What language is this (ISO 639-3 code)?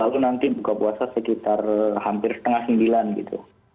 ind